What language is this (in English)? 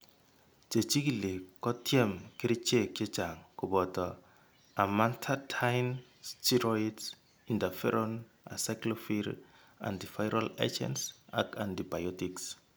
Kalenjin